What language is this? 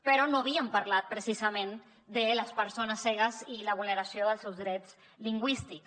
Catalan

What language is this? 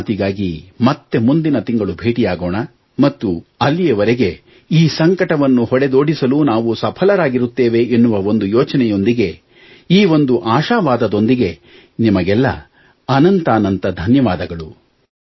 Kannada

